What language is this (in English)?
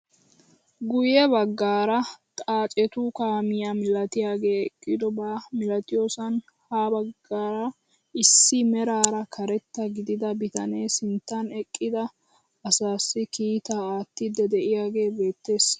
Wolaytta